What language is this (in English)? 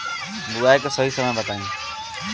Bhojpuri